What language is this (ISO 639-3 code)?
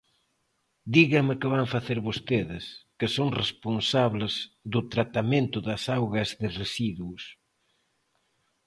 glg